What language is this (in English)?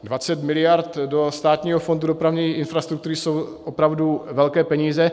Czech